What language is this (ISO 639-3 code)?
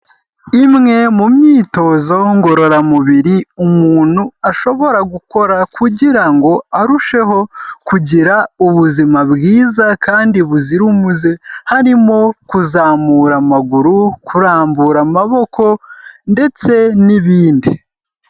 kin